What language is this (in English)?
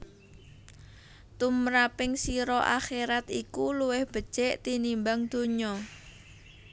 Javanese